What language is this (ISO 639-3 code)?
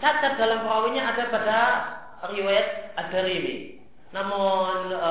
ind